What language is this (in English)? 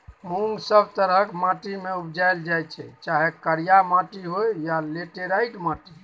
Maithili